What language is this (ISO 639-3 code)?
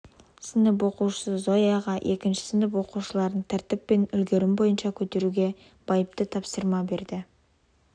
kaz